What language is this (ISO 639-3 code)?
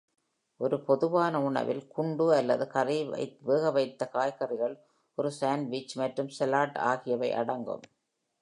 tam